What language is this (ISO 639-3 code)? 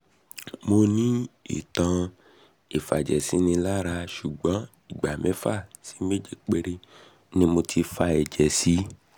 yor